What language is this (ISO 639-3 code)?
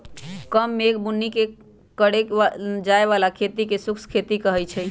mag